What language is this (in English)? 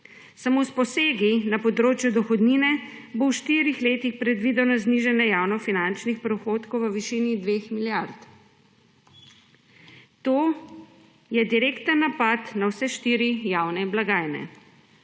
Slovenian